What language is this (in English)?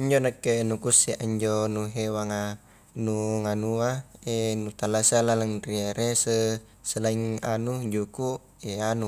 Highland Konjo